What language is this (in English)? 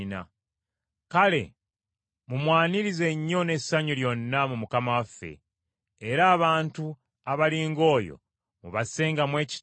Ganda